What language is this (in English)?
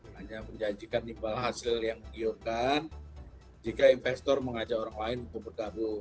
Indonesian